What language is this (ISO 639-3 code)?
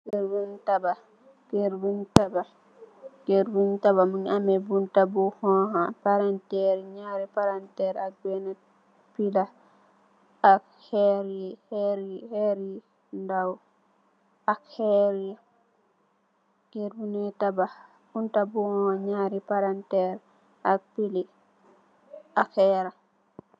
wol